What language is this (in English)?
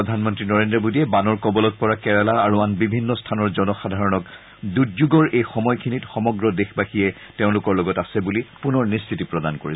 Assamese